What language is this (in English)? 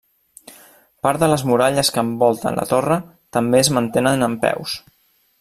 Catalan